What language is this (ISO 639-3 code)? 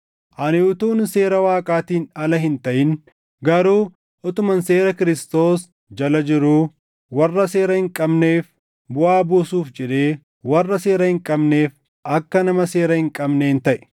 orm